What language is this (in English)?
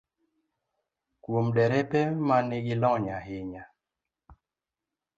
Luo (Kenya and Tanzania)